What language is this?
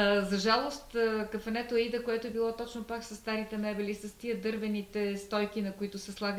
Bulgarian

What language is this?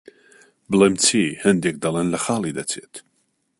Central Kurdish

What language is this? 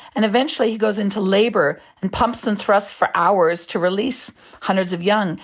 English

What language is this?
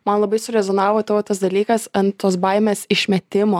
Lithuanian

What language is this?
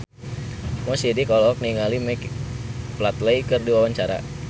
Sundanese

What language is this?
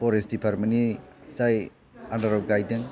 Bodo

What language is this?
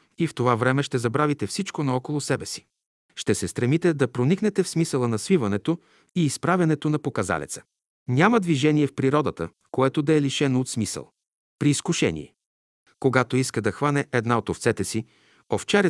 Bulgarian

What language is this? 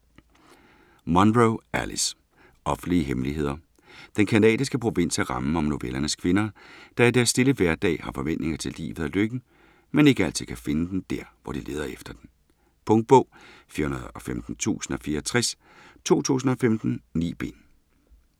Danish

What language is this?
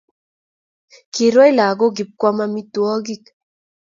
Kalenjin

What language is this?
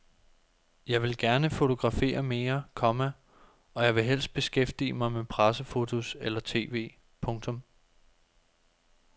Danish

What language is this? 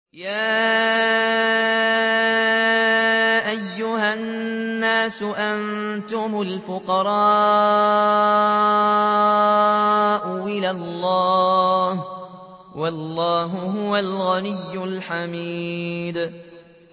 Arabic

